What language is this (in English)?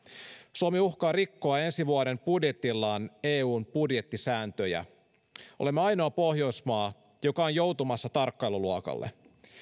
Finnish